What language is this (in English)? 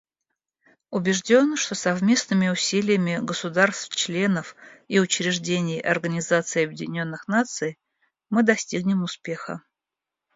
Russian